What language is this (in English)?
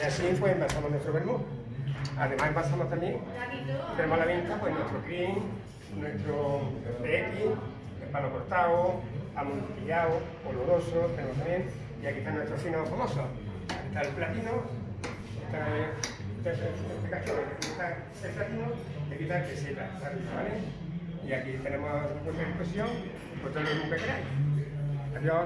Spanish